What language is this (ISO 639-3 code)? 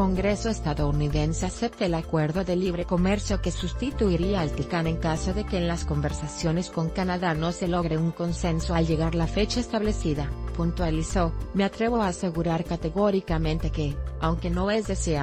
spa